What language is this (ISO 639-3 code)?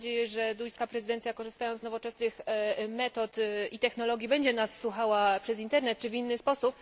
pol